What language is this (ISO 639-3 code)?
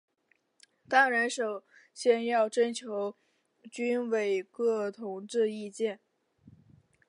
zho